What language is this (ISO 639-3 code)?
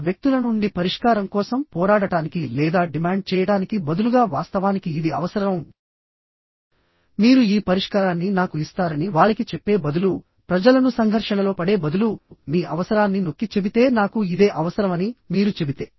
tel